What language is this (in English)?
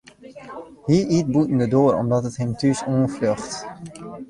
Western Frisian